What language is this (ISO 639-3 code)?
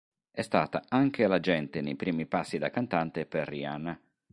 ita